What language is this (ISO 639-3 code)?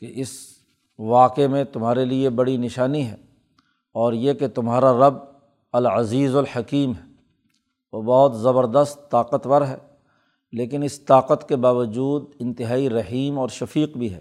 urd